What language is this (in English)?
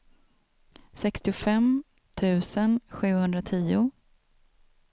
Swedish